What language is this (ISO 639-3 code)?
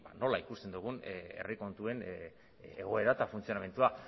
eus